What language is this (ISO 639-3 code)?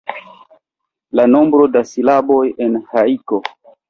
epo